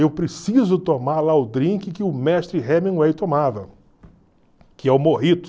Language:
Portuguese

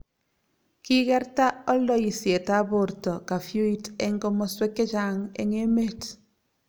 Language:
Kalenjin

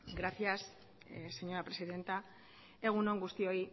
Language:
Basque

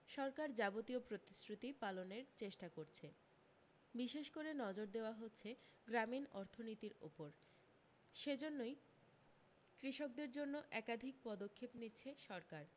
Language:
Bangla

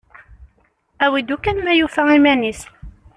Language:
Kabyle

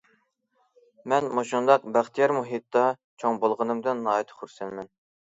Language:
Uyghur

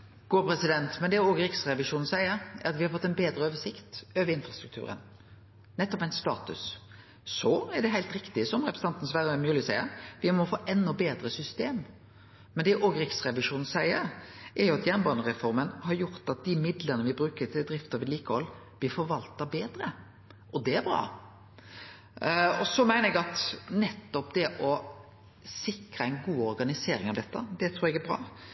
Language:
Norwegian Nynorsk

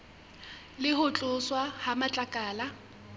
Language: Southern Sotho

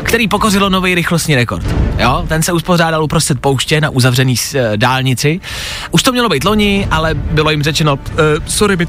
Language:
Czech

